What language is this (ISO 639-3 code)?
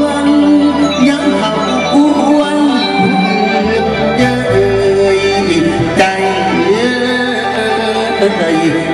tha